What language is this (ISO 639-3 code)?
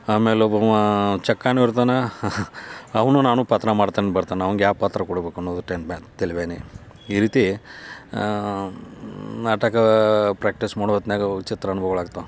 kan